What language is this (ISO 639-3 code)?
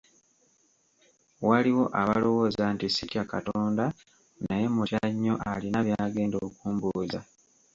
lug